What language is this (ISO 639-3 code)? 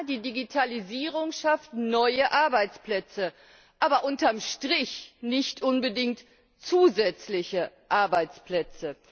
deu